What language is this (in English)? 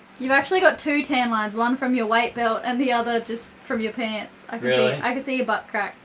English